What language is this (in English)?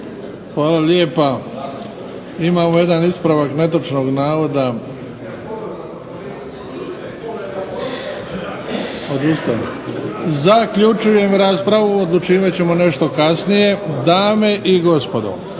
Croatian